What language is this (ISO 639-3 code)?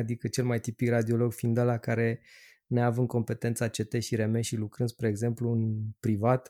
ron